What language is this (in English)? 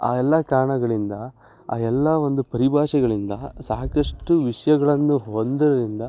Kannada